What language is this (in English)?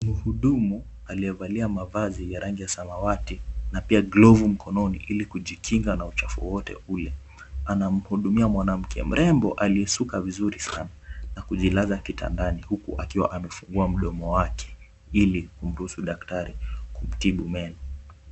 Swahili